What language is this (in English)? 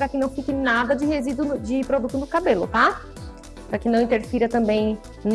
Portuguese